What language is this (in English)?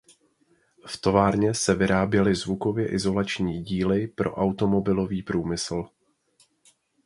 Czech